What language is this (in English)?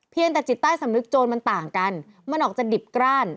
Thai